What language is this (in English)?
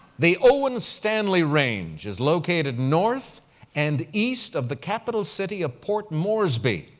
English